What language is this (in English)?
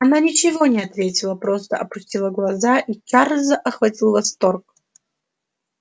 Russian